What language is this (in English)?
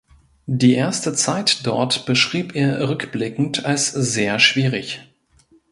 German